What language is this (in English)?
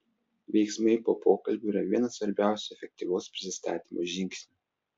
Lithuanian